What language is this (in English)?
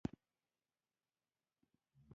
Pashto